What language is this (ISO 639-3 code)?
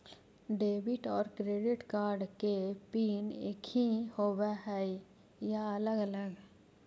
mag